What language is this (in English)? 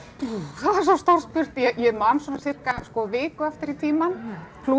Icelandic